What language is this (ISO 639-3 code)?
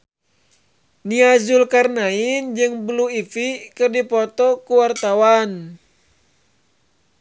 sun